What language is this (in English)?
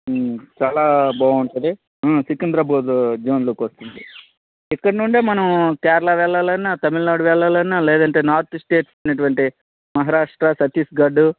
Telugu